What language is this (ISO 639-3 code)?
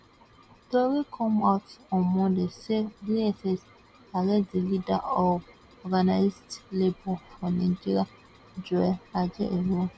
pcm